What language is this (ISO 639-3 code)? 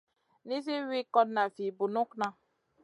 mcn